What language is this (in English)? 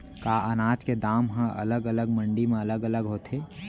Chhattisgarhi